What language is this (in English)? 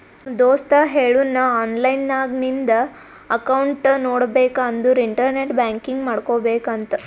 Kannada